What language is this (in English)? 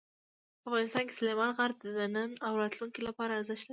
Pashto